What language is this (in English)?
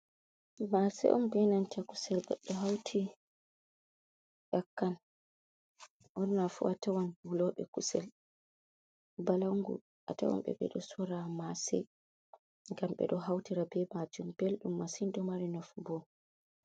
Fula